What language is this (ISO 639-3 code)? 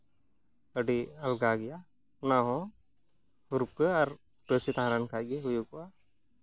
sat